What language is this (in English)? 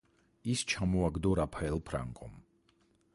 Georgian